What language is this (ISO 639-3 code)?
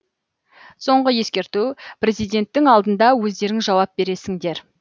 kaz